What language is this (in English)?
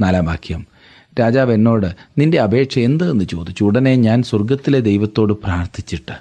Malayalam